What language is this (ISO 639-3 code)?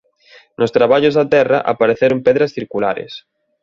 glg